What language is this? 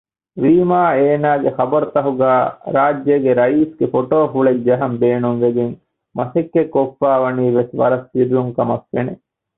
Divehi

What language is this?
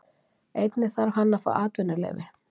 Icelandic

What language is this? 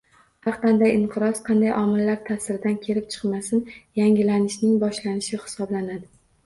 Uzbek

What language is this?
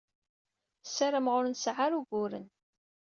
Kabyle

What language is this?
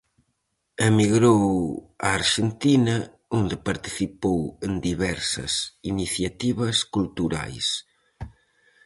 Galician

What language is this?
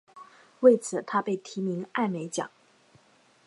Chinese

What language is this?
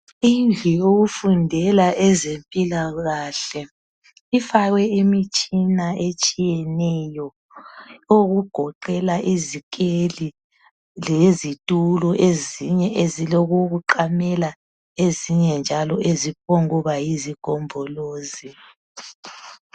North Ndebele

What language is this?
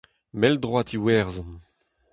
Breton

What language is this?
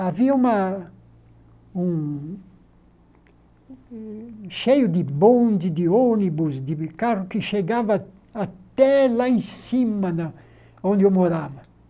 Portuguese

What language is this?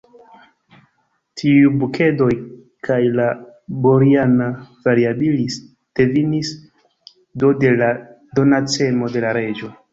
Esperanto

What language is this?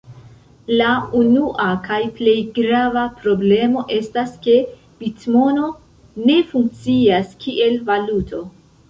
Esperanto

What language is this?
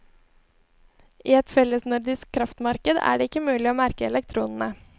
Norwegian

